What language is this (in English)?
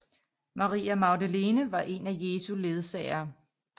Danish